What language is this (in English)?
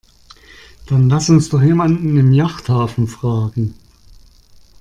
German